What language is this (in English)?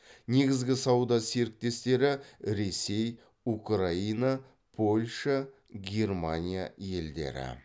Kazakh